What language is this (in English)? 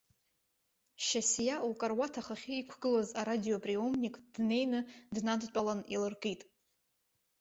Abkhazian